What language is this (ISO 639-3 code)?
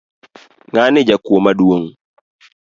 luo